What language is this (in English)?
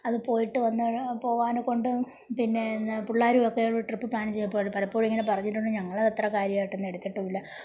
Malayalam